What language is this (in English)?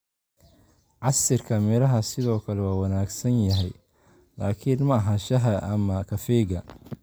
Somali